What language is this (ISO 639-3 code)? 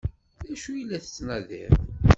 kab